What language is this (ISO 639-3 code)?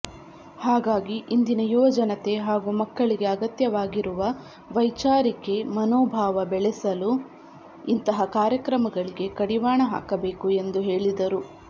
kan